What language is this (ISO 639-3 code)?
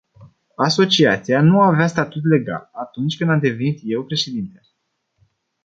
ron